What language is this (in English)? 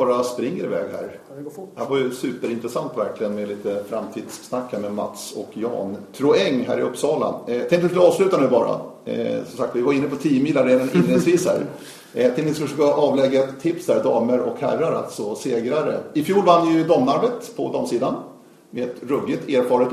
Swedish